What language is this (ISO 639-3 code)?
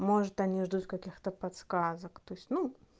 rus